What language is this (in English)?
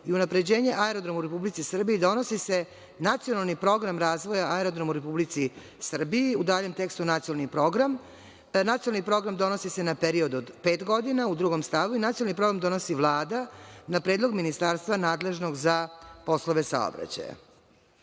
Serbian